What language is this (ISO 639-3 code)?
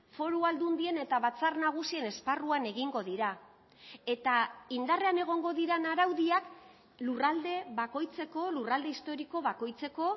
eus